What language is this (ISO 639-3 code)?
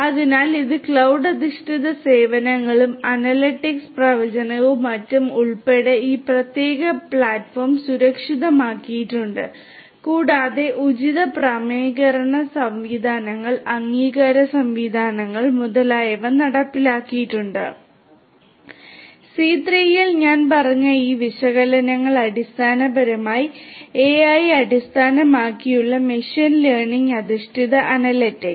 mal